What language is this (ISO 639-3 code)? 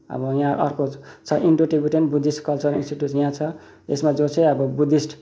nep